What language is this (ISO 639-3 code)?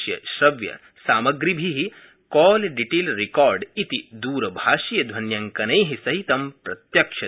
san